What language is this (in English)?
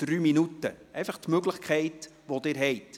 Swiss German